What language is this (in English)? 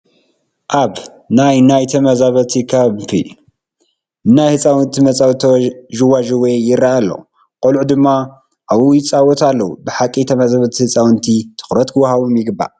Tigrinya